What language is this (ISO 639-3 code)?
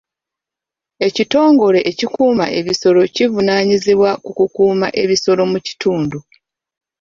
lug